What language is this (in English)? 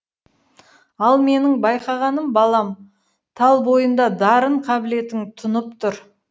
Kazakh